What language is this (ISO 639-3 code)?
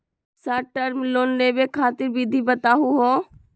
mag